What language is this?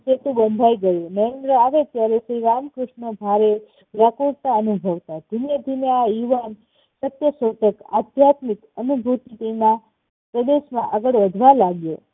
Gujarati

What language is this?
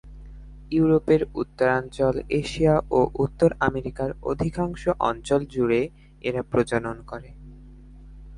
Bangla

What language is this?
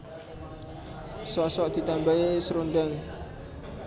Javanese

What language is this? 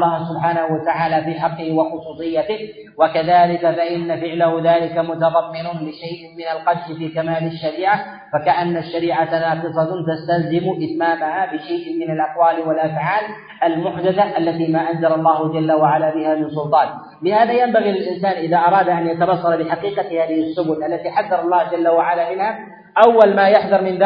Arabic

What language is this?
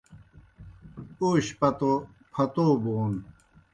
Kohistani Shina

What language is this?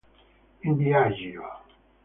Italian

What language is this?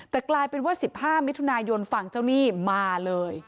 Thai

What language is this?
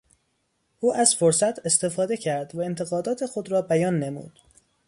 Persian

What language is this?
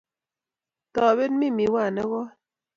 Kalenjin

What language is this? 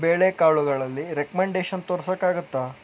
Kannada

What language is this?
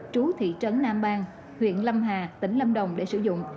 Vietnamese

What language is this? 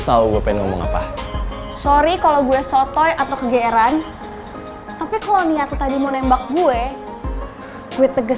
Indonesian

